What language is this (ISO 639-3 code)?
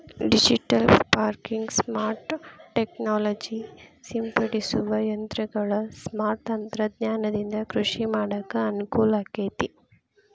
kan